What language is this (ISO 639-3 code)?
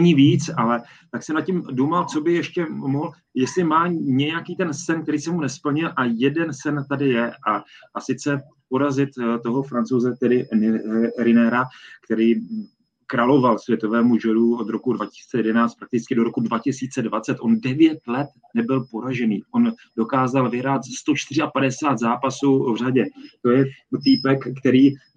ces